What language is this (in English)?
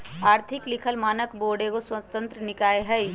Magahi